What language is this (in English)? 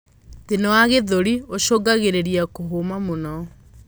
Kikuyu